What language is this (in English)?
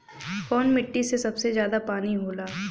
Bhojpuri